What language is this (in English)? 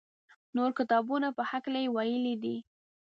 Pashto